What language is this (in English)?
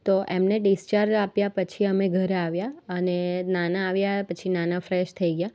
Gujarati